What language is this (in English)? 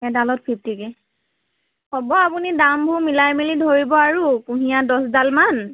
Assamese